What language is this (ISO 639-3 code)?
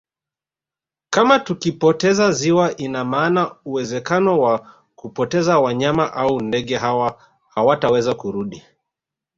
swa